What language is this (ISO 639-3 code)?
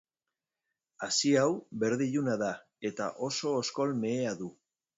eus